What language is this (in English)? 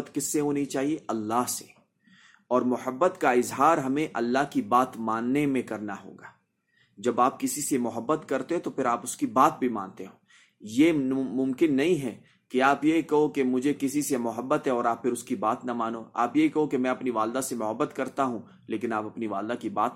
Urdu